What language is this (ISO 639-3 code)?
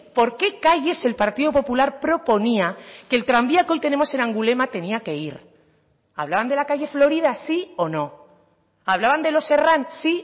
spa